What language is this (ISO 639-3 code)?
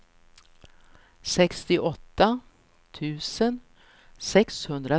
swe